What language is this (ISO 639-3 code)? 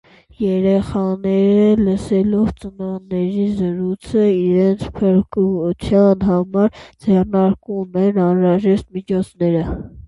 hye